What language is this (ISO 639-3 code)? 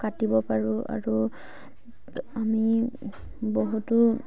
asm